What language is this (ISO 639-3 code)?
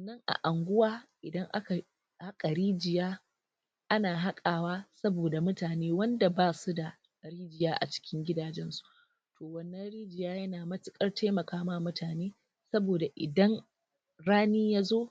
hau